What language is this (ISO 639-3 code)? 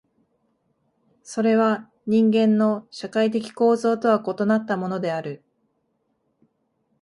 jpn